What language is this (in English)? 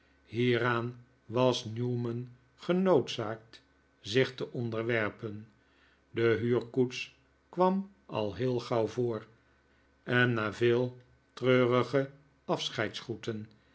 Dutch